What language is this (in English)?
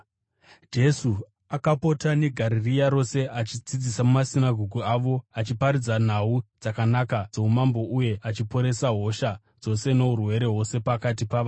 Shona